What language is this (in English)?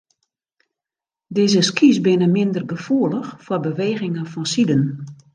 Western Frisian